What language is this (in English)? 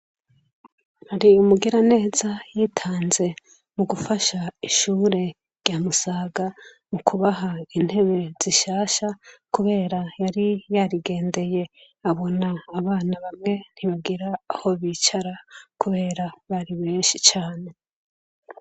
Rundi